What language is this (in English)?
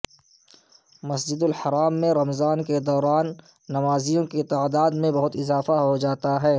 Urdu